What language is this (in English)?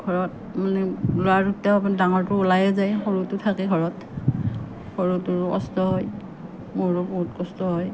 Assamese